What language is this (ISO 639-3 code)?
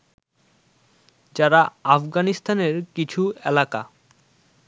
ben